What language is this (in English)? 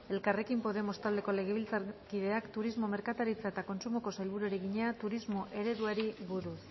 Basque